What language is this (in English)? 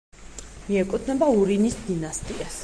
Georgian